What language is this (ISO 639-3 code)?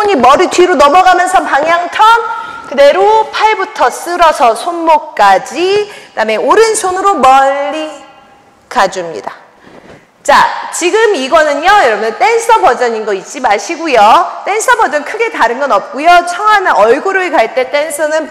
kor